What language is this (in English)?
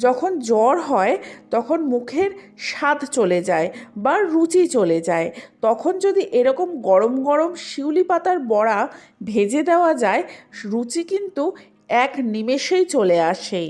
Bangla